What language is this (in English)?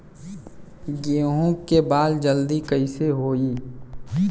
Bhojpuri